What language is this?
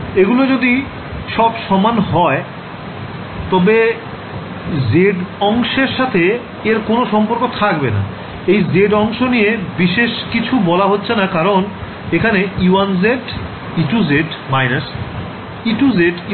Bangla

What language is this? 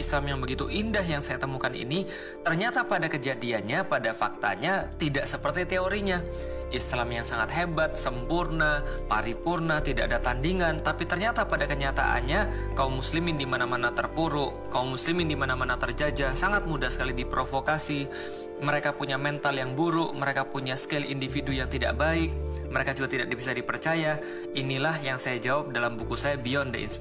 Indonesian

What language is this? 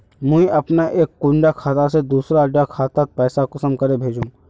Magahi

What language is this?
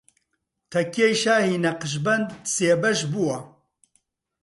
Central Kurdish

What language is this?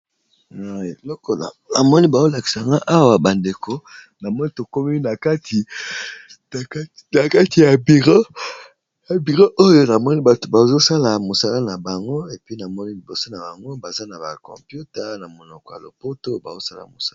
Lingala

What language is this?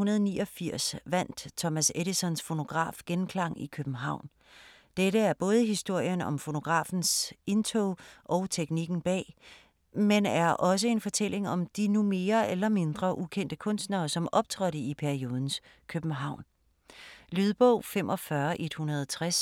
Danish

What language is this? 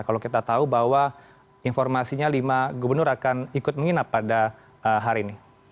Indonesian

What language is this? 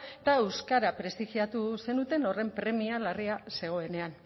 Basque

